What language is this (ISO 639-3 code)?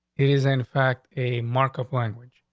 eng